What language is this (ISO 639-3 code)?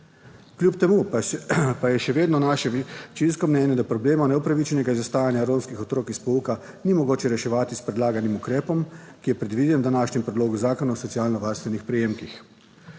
slv